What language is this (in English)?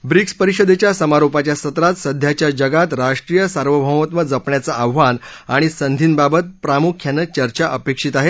Marathi